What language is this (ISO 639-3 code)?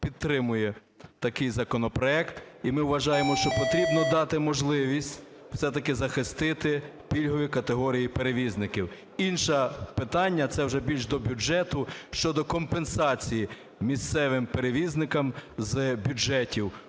ukr